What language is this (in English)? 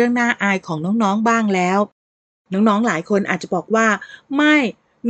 Thai